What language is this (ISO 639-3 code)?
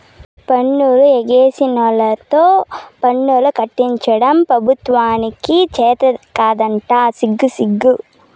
tel